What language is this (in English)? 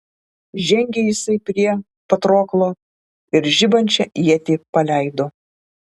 Lithuanian